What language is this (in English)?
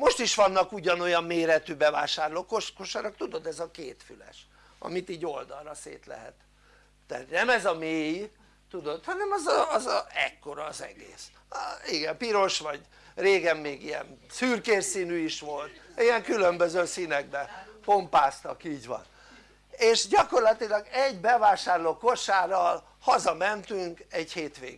Hungarian